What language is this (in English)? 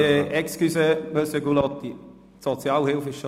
Swiss German